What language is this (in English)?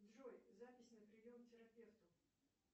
Russian